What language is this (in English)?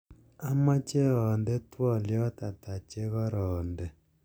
Kalenjin